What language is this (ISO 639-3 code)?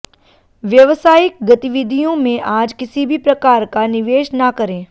hin